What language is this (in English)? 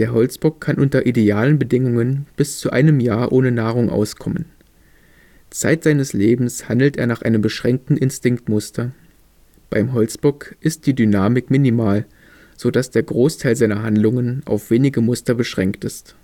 German